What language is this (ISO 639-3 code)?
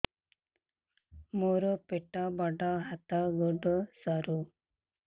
ori